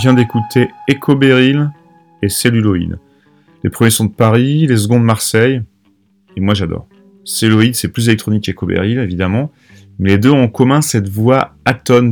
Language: French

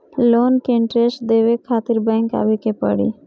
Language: Bhojpuri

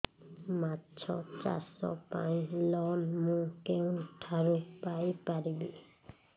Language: Odia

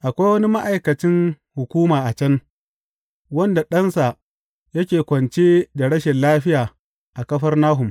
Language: Hausa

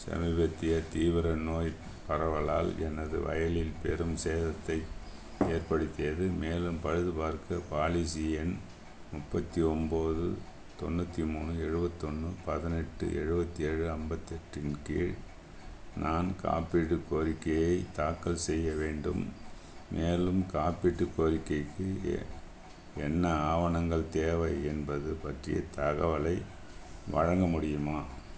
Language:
Tamil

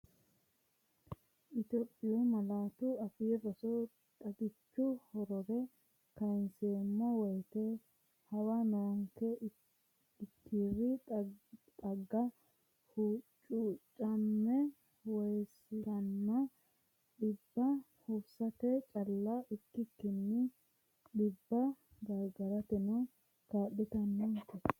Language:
Sidamo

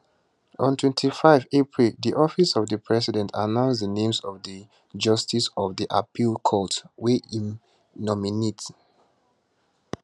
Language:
Nigerian Pidgin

